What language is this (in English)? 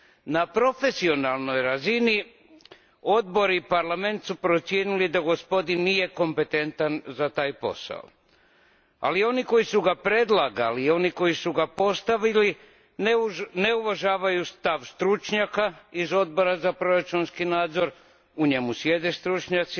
Croatian